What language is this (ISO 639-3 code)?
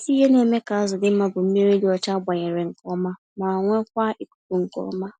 ibo